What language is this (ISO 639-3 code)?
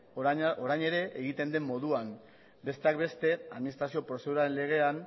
eus